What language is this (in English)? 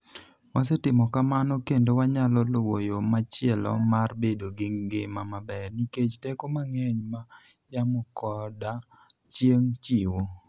Luo (Kenya and Tanzania)